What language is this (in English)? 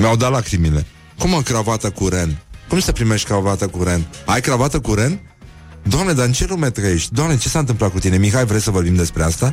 Romanian